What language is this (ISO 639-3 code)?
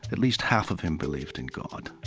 eng